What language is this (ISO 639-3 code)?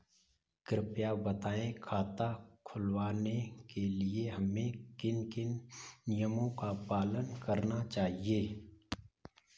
hin